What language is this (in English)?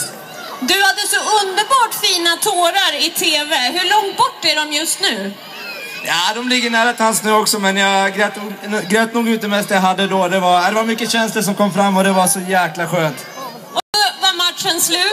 Swedish